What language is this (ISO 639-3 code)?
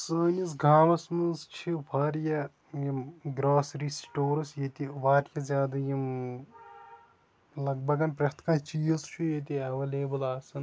kas